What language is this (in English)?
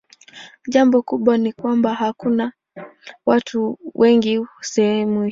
Swahili